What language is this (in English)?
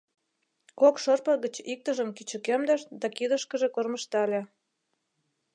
Mari